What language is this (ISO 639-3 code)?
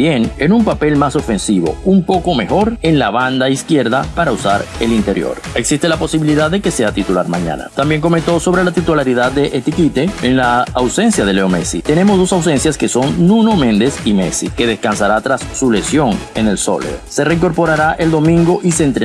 spa